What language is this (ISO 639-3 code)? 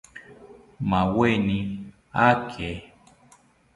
cpy